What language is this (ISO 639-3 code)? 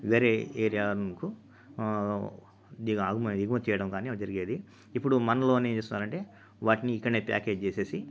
tel